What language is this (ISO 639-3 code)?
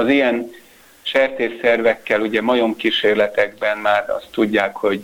hun